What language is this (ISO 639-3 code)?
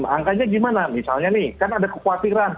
ind